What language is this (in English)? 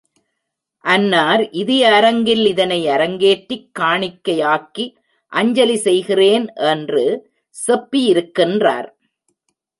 Tamil